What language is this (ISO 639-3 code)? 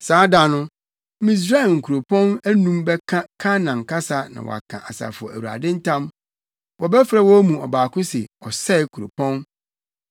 aka